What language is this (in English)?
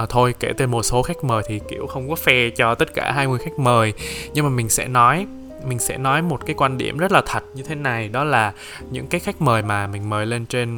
Vietnamese